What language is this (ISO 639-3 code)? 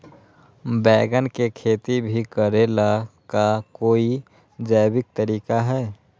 mag